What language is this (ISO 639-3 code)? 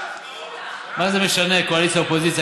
heb